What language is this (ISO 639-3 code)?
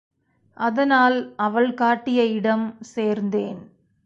tam